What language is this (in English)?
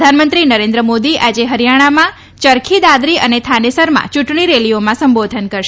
Gujarati